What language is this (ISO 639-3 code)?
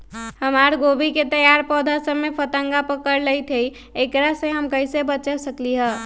mag